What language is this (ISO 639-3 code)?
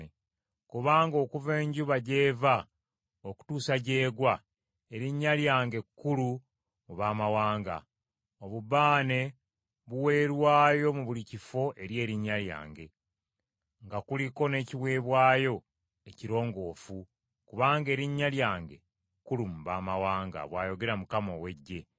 lug